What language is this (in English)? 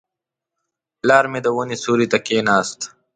Pashto